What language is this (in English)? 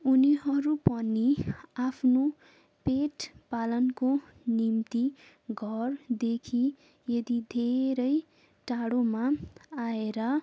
Nepali